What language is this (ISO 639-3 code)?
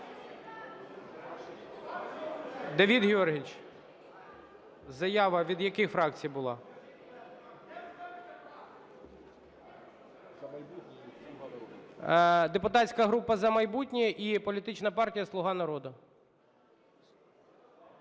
ukr